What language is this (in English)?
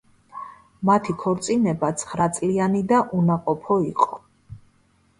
Georgian